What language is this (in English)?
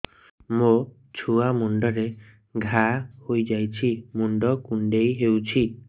Odia